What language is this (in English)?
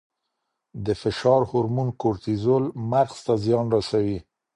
Pashto